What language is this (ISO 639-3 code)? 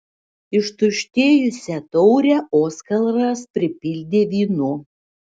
lit